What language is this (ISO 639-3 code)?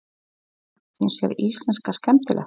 isl